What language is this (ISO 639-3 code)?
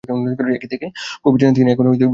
ben